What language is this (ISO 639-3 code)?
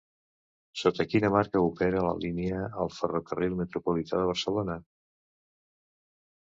cat